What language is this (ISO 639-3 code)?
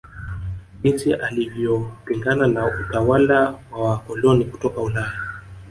swa